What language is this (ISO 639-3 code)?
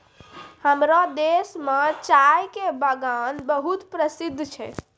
mai